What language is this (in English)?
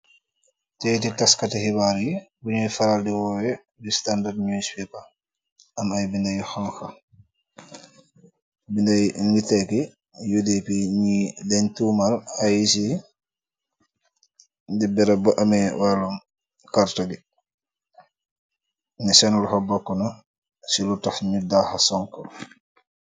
Wolof